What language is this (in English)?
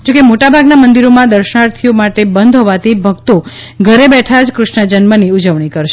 Gujarati